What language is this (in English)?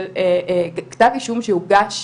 Hebrew